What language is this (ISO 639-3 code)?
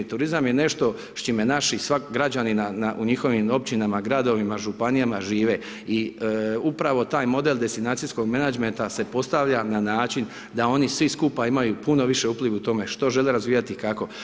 hrv